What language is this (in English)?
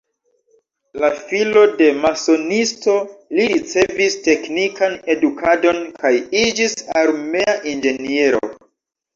Esperanto